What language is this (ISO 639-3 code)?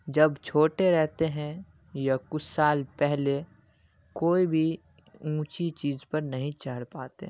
urd